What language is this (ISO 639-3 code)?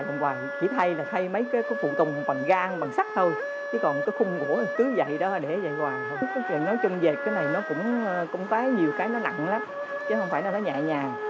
vie